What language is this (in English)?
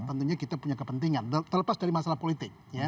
Indonesian